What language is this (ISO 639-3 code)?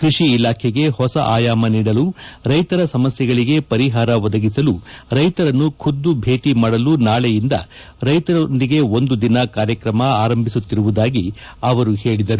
kan